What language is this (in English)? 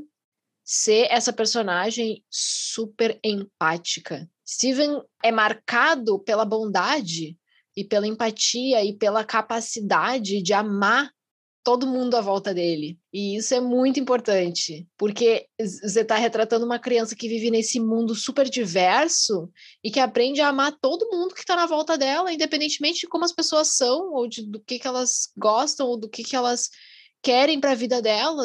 Portuguese